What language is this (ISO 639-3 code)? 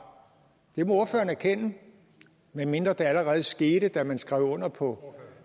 dan